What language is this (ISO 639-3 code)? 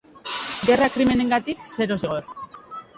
eus